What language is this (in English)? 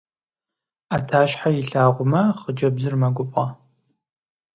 Kabardian